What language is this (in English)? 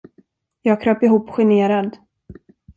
Swedish